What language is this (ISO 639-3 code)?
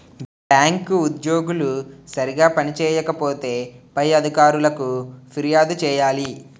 tel